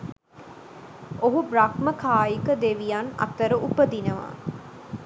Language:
Sinhala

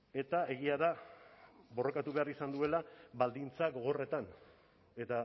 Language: Basque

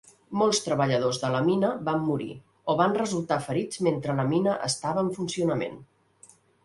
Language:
Catalan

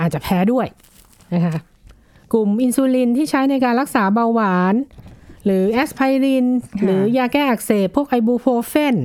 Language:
Thai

